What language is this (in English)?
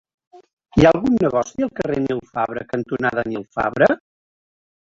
Catalan